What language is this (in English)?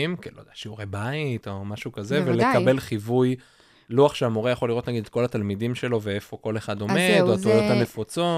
Hebrew